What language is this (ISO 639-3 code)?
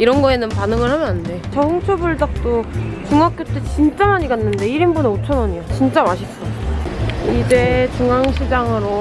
kor